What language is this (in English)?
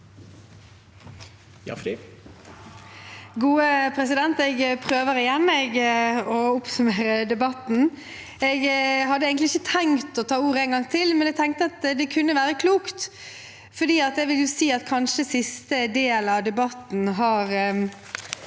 Norwegian